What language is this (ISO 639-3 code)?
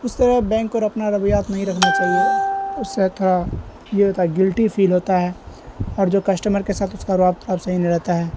urd